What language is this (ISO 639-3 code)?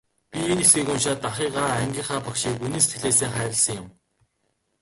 mon